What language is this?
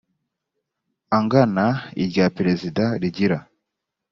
Kinyarwanda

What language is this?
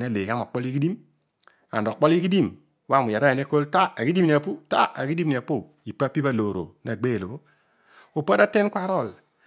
Odual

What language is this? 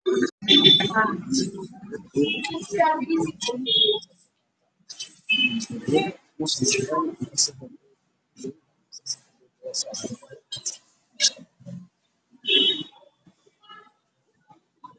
Somali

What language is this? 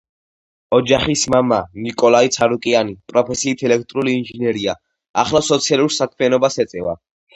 Georgian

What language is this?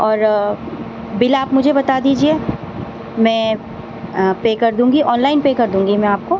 Urdu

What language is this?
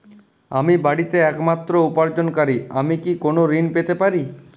Bangla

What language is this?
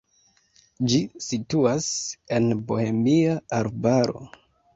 Esperanto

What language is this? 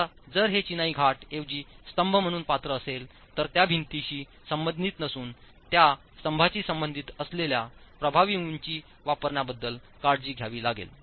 Marathi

